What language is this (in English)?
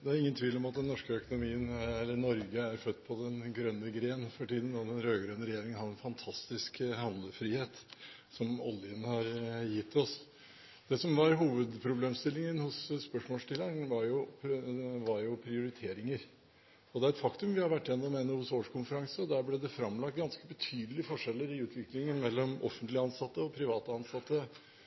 Norwegian Bokmål